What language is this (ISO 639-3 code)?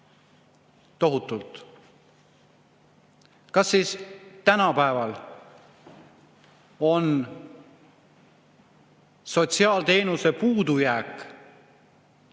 est